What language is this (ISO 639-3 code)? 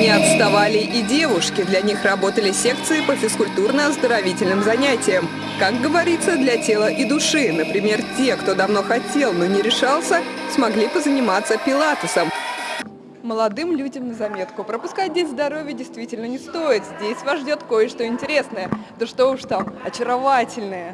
rus